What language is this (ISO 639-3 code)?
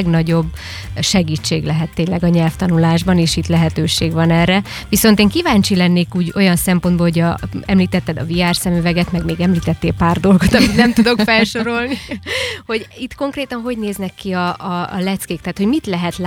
hun